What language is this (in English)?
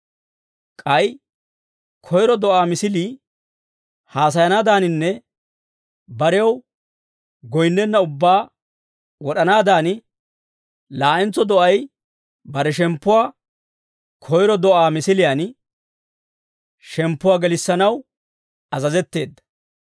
Dawro